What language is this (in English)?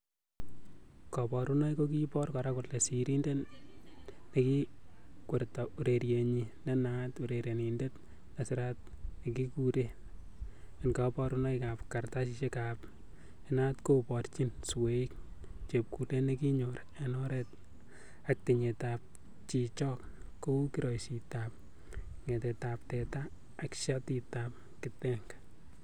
Kalenjin